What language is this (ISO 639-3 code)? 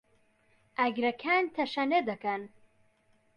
ckb